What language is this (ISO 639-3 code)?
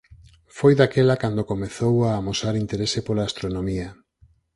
glg